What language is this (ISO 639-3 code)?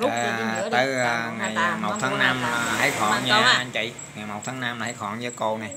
vie